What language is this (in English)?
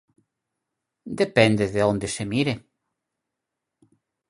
Galician